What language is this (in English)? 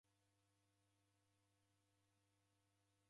Taita